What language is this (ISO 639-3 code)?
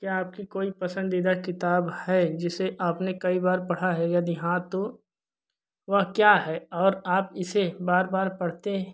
hin